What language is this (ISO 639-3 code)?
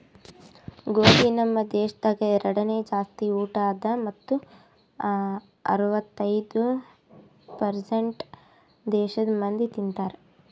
kan